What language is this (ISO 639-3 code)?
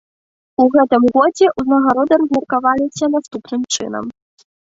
bel